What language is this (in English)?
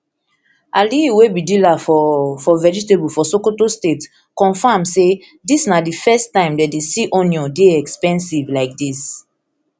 Nigerian Pidgin